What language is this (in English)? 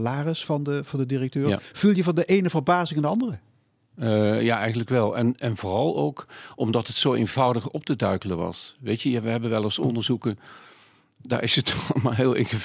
Dutch